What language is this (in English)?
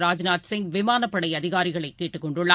Tamil